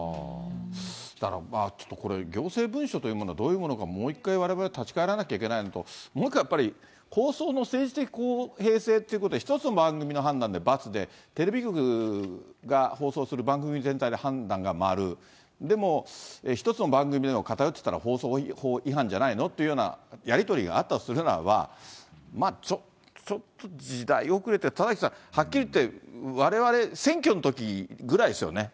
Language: Japanese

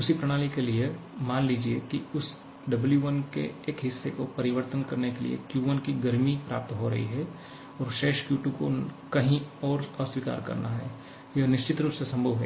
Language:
Hindi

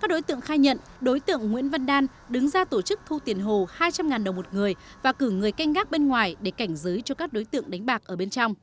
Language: Vietnamese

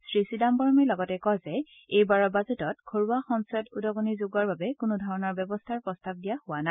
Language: Assamese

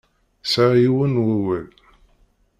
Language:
Kabyle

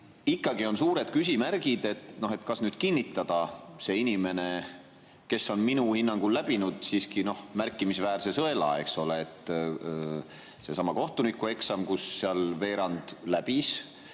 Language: Estonian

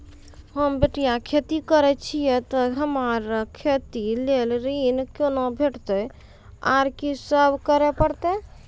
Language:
Maithili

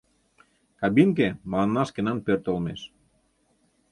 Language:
Mari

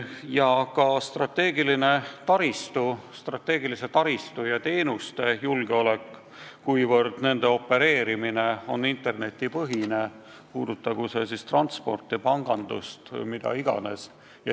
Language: Estonian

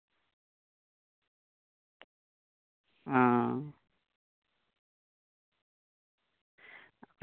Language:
Santali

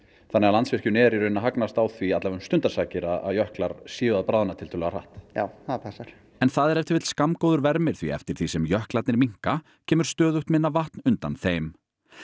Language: Icelandic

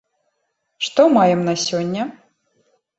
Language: Belarusian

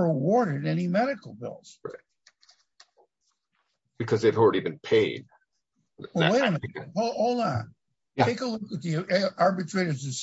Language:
English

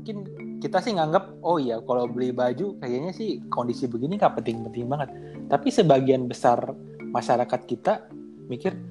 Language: Indonesian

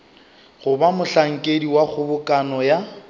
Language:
Northern Sotho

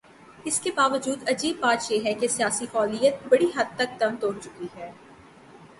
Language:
Urdu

